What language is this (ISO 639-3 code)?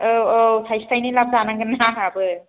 brx